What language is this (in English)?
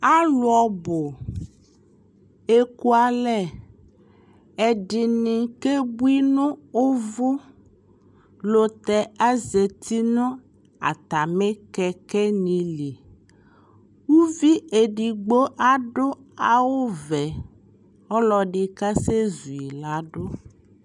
Ikposo